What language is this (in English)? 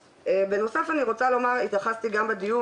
Hebrew